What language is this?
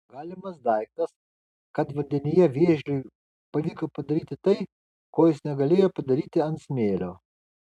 Lithuanian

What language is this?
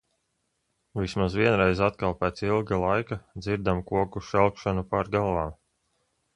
Latvian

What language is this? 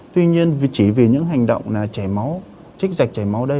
Vietnamese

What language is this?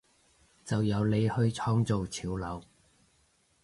Cantonese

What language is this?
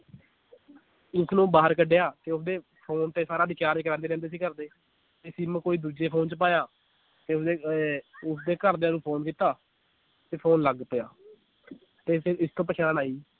Punjabi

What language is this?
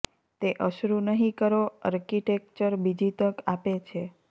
Gujarati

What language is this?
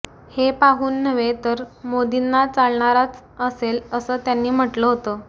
Marathi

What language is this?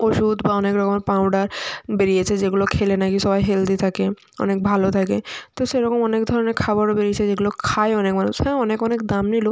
Bangla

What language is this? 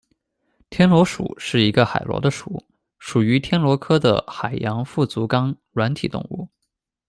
Chinese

